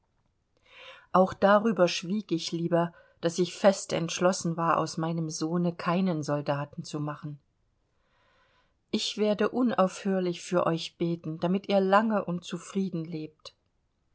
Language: German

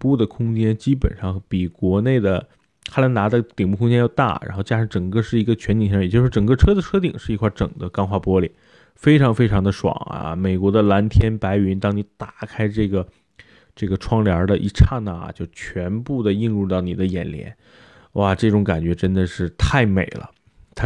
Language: Chinese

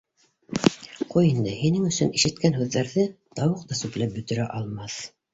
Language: Bashkir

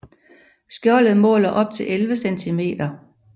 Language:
Danish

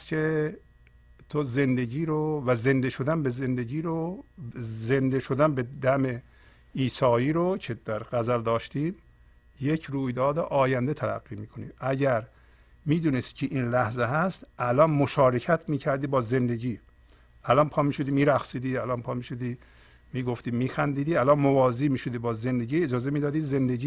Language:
Persian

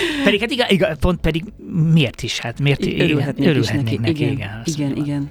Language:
Hungarian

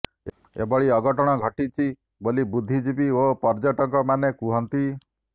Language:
Odia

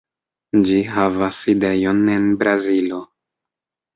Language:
Esperanto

